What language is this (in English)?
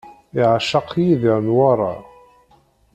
Kabyle